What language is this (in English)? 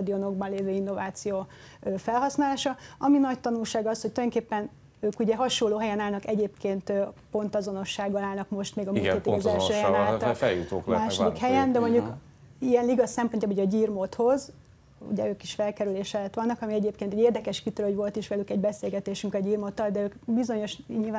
Hungarian